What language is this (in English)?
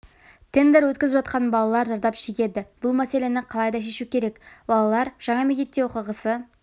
Kazakh